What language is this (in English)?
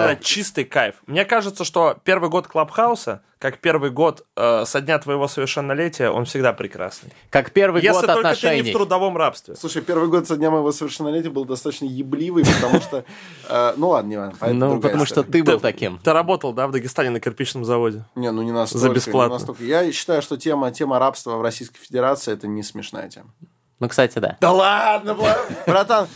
Russian